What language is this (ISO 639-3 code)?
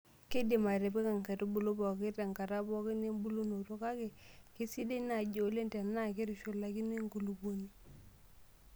mas